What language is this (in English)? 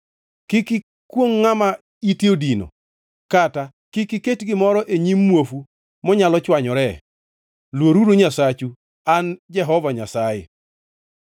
Luo (Kenya and Tanzania)